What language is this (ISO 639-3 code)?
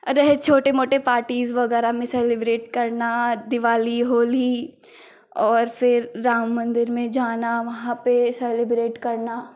hin